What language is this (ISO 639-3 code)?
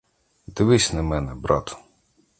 ukr